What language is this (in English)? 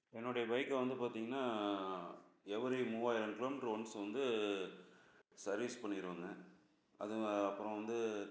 Tamil